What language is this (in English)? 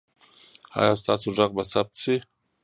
Pashto